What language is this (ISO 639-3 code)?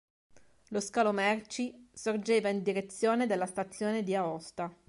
ita